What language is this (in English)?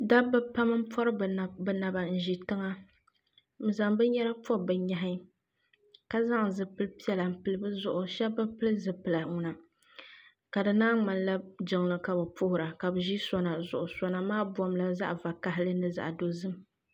Dagbani